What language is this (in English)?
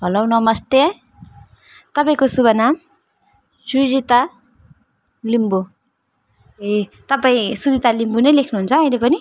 Nepali